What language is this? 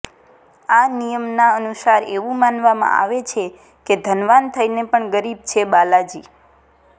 Gujarati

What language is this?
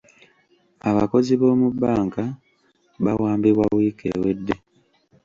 Ganda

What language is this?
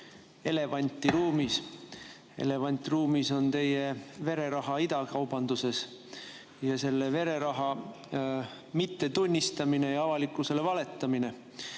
Estonian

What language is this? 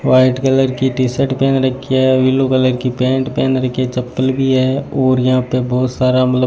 Hindi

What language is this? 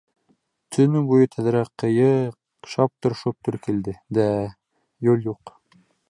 Bashkir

